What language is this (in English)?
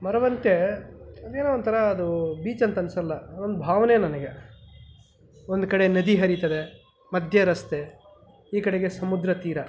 Kannada